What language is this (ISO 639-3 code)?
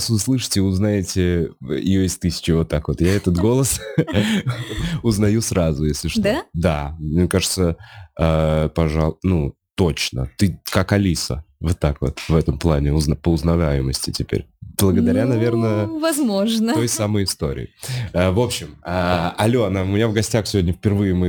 rus